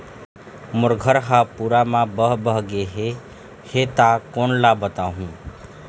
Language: Chhattisgarhi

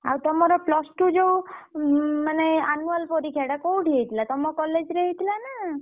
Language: Odia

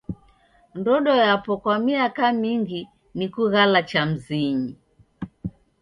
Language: Taita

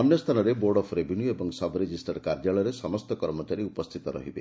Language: Odia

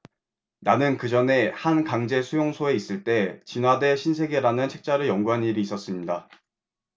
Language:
Korean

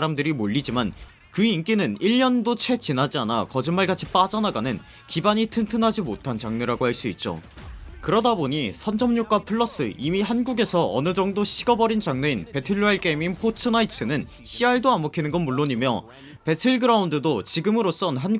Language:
Korean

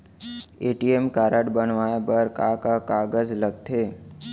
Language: Chhattisgarhi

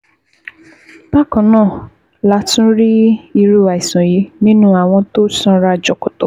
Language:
Yoruba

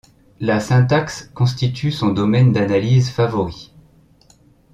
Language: French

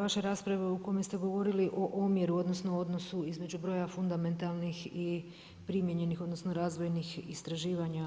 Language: Croatian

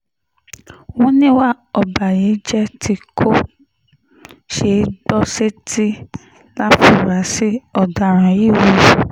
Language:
Yoruba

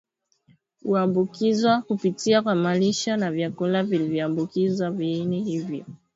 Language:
Swahili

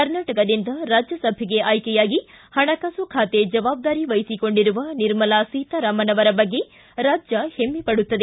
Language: Kannada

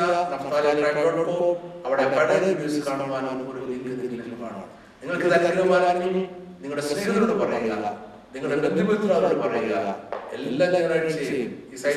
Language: Malayalam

